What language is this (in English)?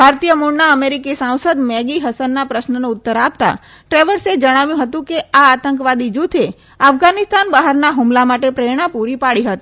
Gujarati